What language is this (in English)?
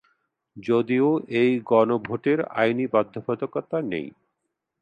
Bangla